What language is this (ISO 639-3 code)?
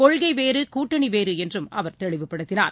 tam